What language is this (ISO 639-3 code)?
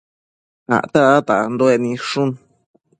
mcf